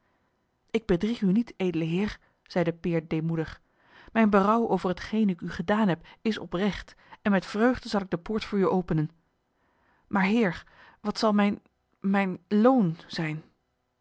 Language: Dutch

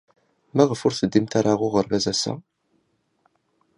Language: Kabyle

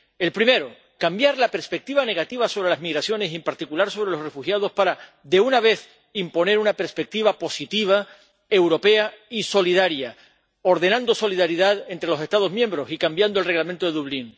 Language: Spanish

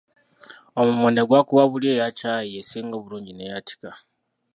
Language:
Ganda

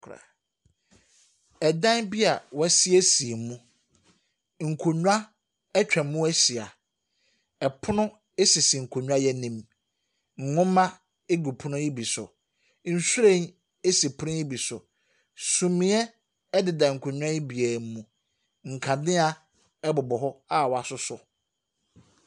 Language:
Akan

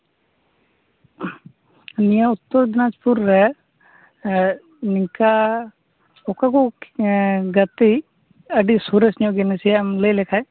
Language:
Santali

